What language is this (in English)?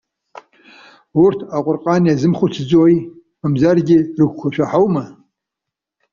Abkhazian